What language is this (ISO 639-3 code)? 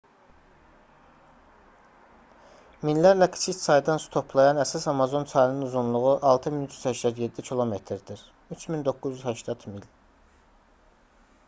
aze